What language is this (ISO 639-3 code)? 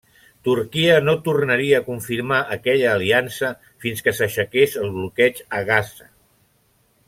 cat